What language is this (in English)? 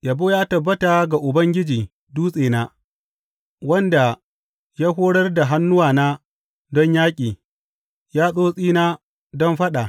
Hausa